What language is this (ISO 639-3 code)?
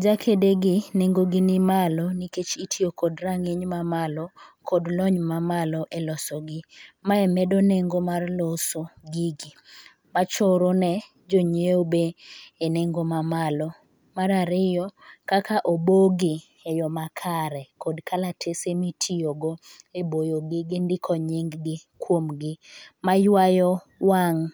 luo